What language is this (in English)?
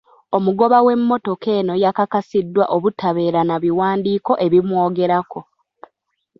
Ganda